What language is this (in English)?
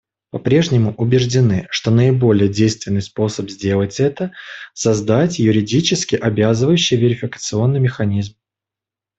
Russian